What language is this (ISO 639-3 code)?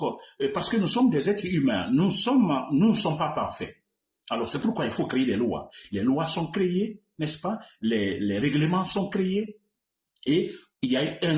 fra